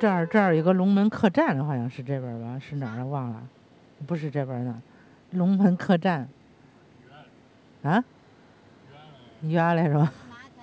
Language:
Chinese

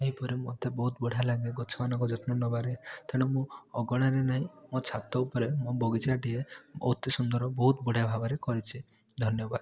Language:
Odia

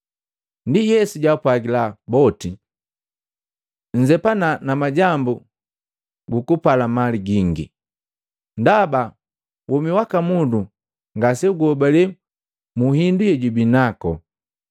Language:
Matengo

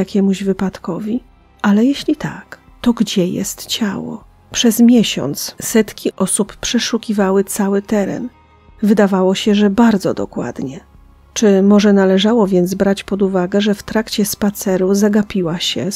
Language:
Polish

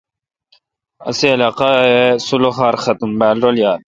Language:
Kalkoti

